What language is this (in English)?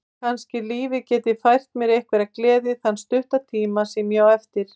Icelandic